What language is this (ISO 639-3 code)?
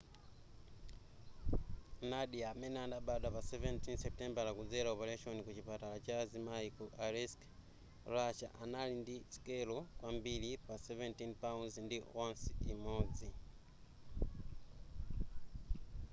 nya